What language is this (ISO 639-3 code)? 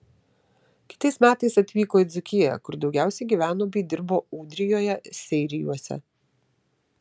lit